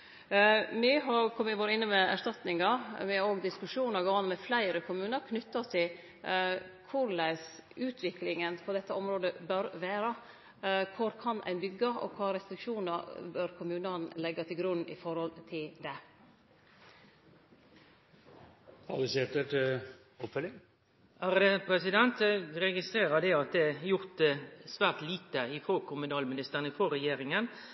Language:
Norwegian Nynorsk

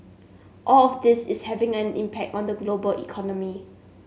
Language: English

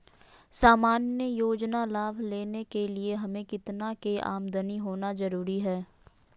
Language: Magahi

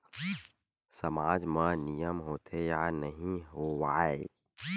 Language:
Chhattisgarhi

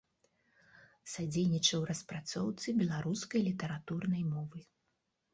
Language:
Belarusian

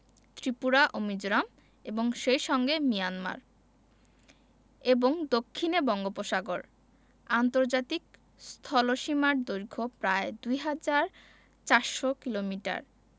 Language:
Bangla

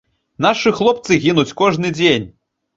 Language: Belarusian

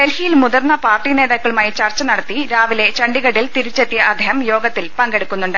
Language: Malayalam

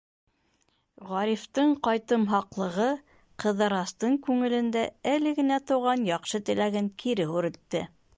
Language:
Bashkir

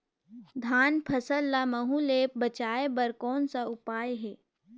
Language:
Chhattisgarhi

